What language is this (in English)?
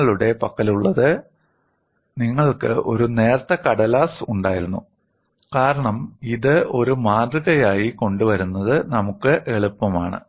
Malayalam